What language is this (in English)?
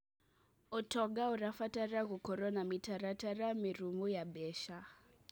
Kikuyu